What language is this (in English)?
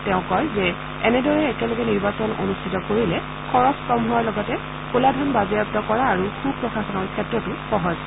Assamese